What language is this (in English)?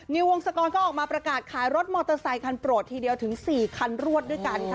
Thai